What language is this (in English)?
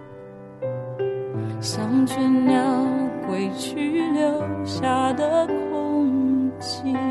Chinese